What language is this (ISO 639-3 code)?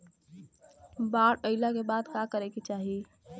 bho